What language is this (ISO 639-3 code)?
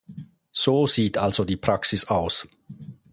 deu